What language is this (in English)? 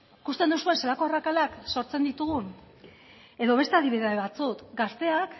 Basque